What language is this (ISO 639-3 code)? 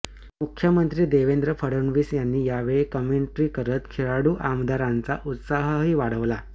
mar